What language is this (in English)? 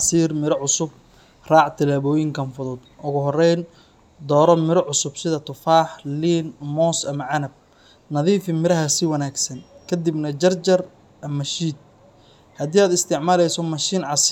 Somali